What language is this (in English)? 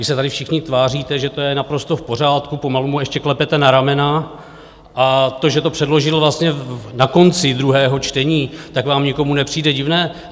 Czech